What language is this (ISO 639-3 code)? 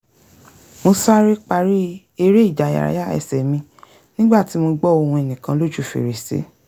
yor